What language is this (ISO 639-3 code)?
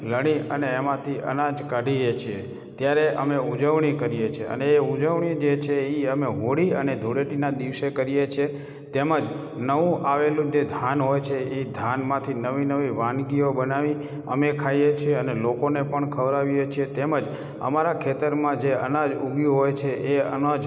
guj